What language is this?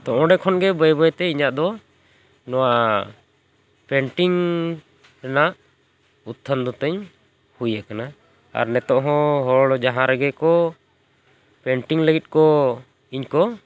Santali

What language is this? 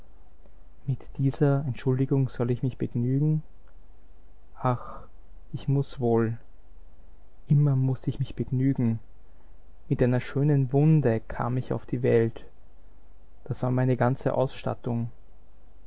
German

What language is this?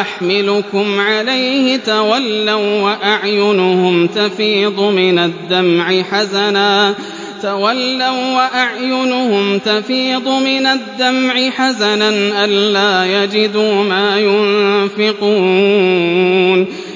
Arabic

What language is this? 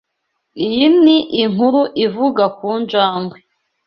Kinyarwanda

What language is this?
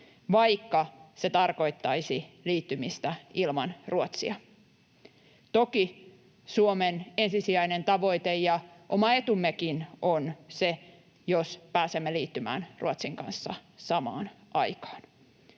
Finnish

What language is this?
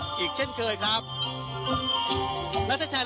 Thai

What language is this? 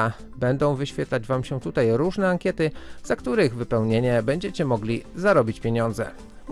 Polish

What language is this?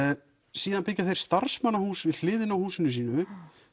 Icelandic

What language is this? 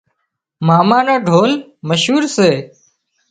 Wadiyara Koli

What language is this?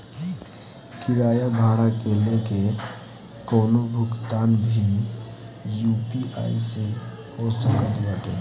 Bhojpuri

